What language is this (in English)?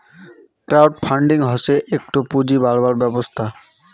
Bangla